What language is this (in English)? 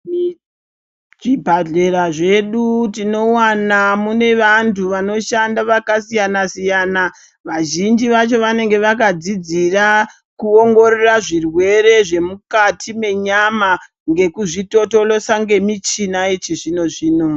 Ndau